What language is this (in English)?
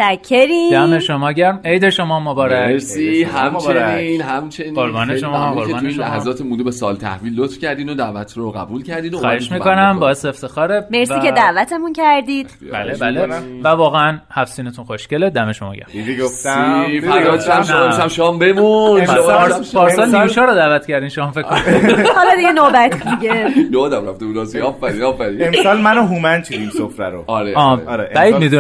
Persian